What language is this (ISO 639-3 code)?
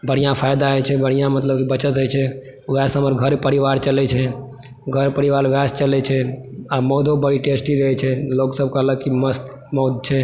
mai